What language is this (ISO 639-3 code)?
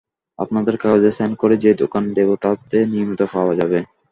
ben